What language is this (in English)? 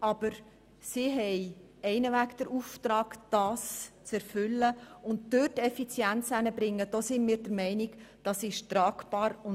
Swiss German